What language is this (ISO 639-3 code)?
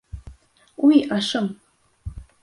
bak